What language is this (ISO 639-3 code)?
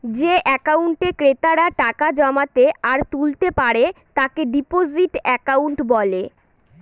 ben